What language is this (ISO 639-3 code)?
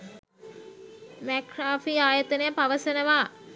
sin